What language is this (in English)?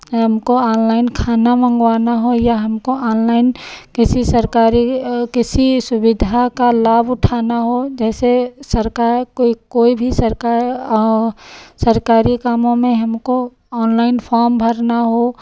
Hindi